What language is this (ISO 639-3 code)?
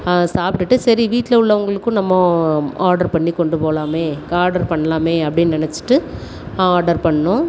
tam